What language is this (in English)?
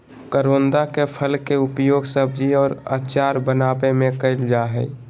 Magahi